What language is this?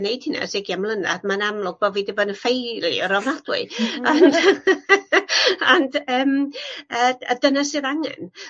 Welsh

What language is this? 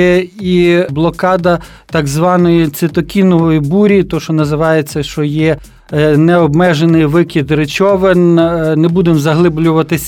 Ukrainian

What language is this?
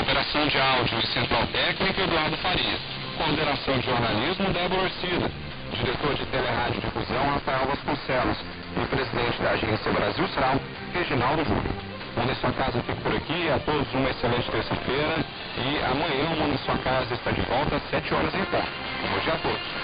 Portuguese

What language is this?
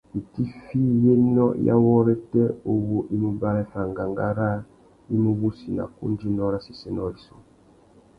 Tuki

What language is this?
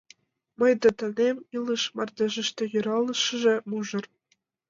Mari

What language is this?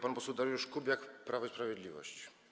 Polish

